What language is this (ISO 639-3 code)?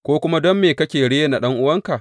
hau